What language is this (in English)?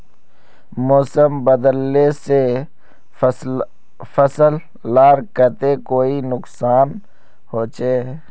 Magahi